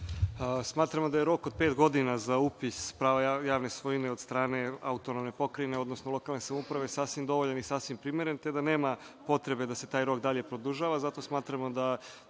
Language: Serbian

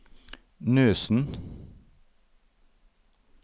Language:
Norwegian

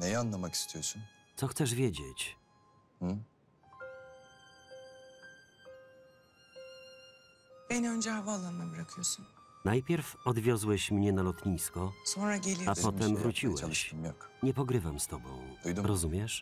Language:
Polish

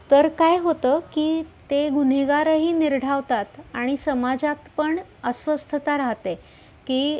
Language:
Marathi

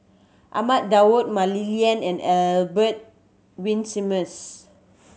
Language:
English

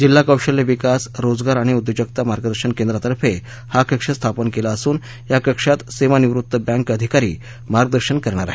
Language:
Marathi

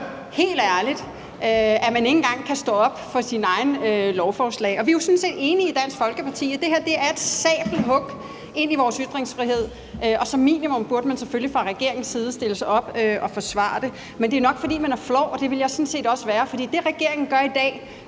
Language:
Danish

